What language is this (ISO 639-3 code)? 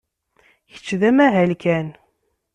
kab